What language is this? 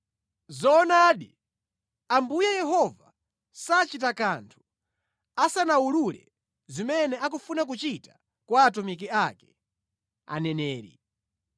Nyanja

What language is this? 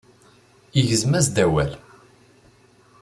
Kabyle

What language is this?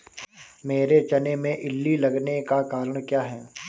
Hindi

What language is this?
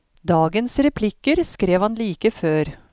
Norwegian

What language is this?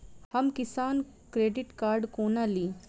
Maithili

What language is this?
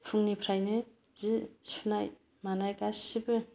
Bodo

